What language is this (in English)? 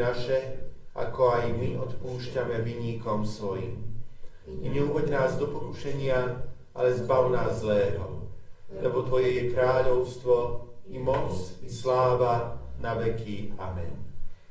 Slovak